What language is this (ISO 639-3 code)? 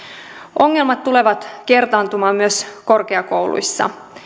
fin